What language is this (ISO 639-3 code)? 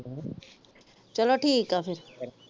pan